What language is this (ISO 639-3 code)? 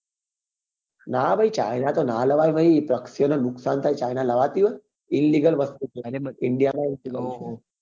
guj